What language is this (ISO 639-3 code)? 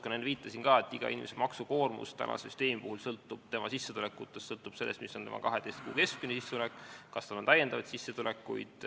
est